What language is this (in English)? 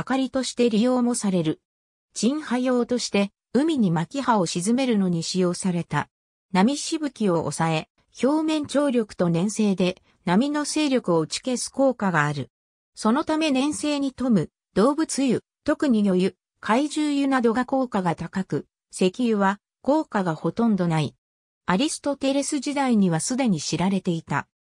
Japanese